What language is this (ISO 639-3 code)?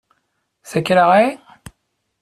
fra